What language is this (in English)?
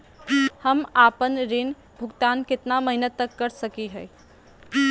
Magahi